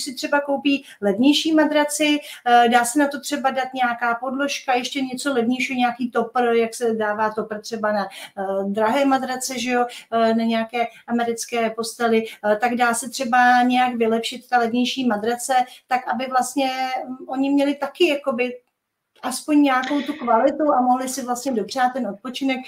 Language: Czech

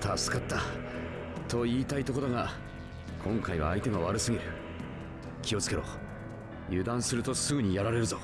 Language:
Japanese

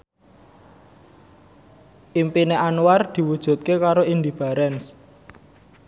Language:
Javanese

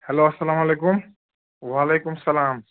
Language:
Kashmiri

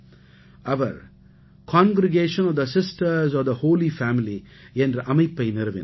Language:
Tamil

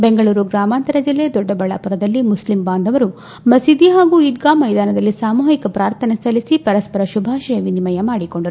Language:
Kannada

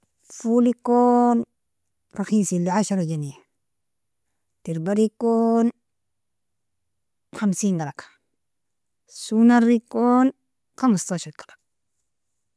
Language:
Nobiin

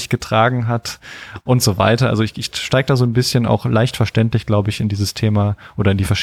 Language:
German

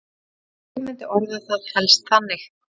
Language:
Icelandic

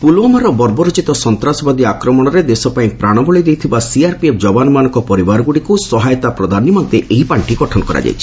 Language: Odia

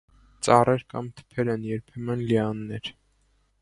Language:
Armenian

